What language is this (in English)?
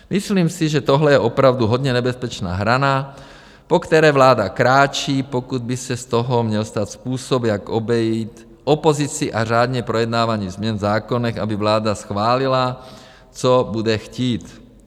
Czech